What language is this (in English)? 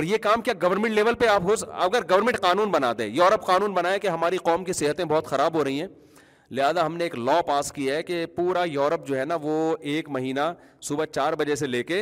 Urdu